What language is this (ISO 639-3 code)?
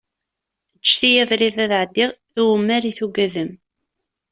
kab